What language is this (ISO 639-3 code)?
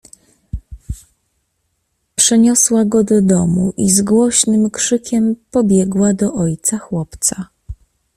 pol